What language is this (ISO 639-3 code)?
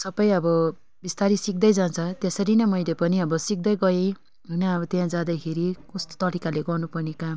nep